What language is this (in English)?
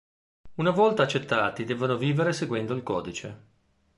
Italian